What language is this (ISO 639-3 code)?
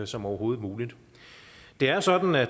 dan